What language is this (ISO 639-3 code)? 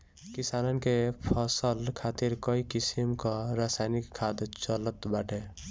bho